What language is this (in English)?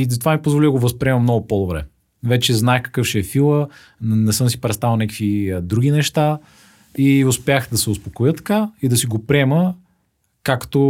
Bulgarian